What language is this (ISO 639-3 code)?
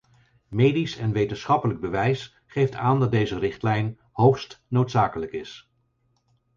nld